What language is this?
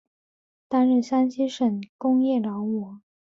Chinese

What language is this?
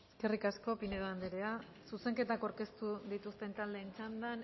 Basque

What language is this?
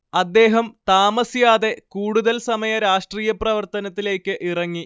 Malayalam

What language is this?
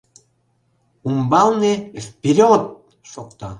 Mari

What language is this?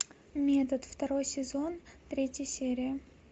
Russian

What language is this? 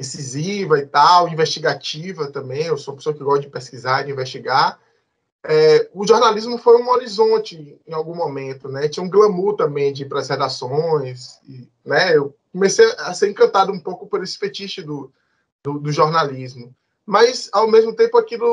Portuguese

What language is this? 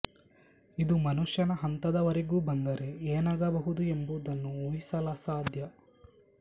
Kannada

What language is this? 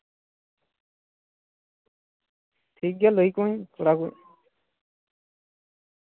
Santali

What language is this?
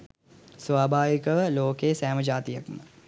Sinhala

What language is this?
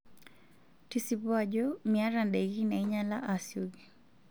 Masai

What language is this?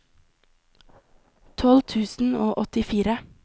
Norwegian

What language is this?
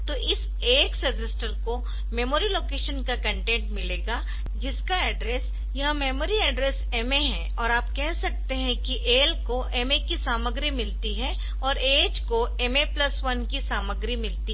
Hindi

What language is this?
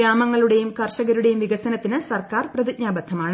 Malayalam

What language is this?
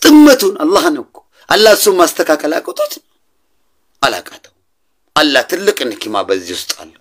Arabic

